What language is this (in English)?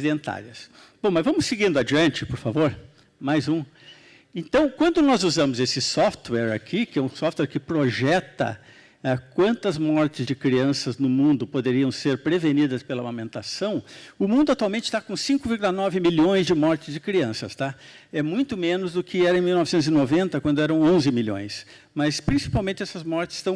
Portuguese